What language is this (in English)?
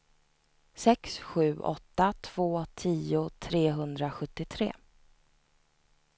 Swedish